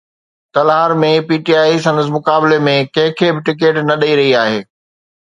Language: Sindhi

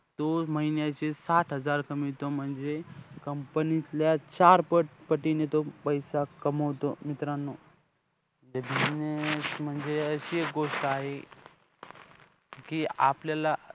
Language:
Marathi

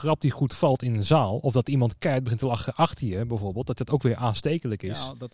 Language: Dutch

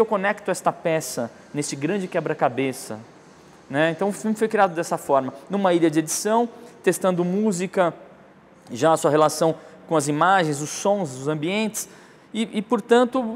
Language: Portuguese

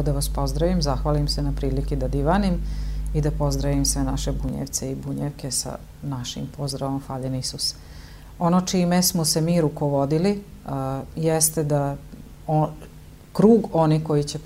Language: Croatian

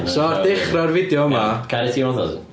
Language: Welsh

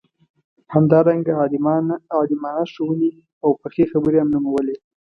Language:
Pashto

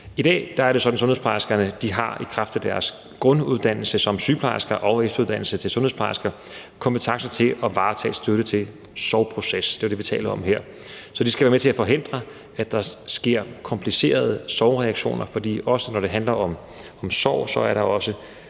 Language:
Danish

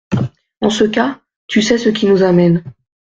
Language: French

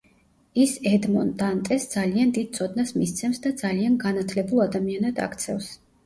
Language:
Georgian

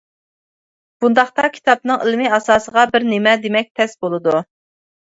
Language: Uyghur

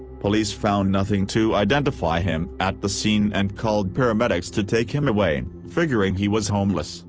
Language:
English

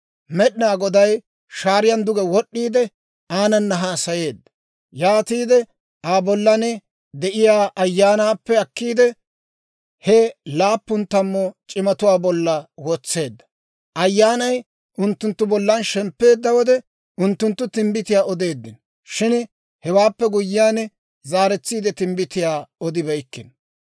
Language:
Dawro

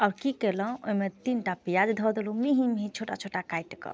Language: Maithili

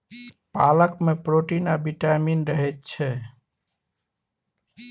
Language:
Maithili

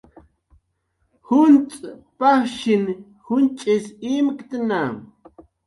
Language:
Jaqaru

